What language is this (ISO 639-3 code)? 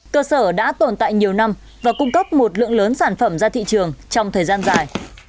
vie